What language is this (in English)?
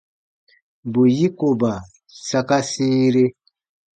Baatonum